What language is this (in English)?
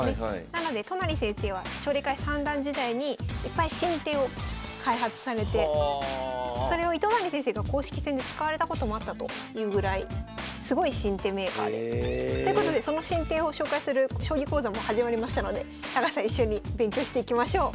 Japanese